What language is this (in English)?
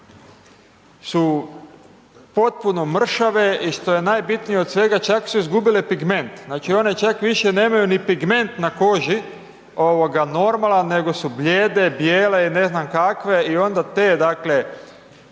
Croatian